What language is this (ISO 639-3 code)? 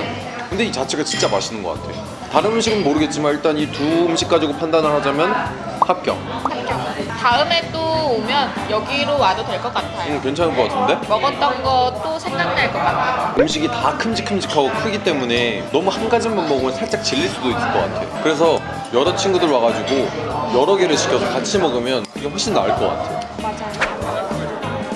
kor